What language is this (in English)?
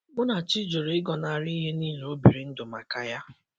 Igbo